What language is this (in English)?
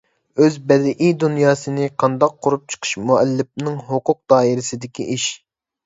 Uyghur